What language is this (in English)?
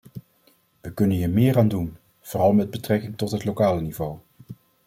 Dutch